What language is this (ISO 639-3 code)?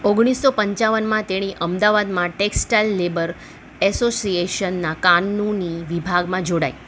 guj